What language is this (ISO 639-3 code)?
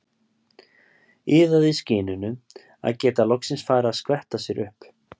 isl